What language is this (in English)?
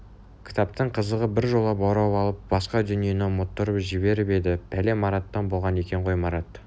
Kazakh